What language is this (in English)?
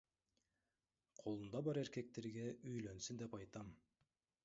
Kyrgyz